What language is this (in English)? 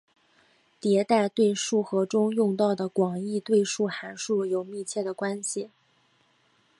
Chinese